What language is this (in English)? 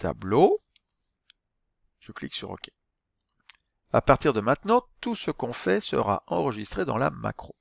French